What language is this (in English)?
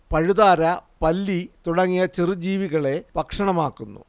Malayalam